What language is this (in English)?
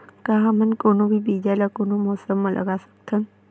Chhattisgarhi